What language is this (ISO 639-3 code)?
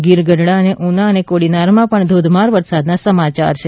guj